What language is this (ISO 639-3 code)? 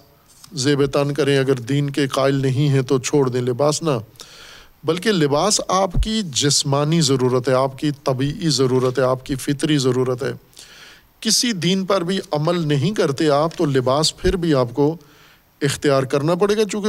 urd